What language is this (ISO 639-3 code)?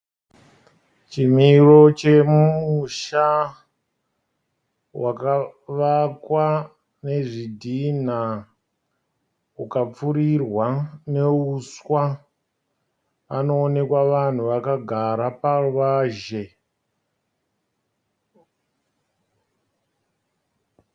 sna